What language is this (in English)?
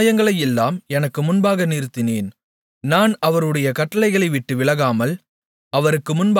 Tamil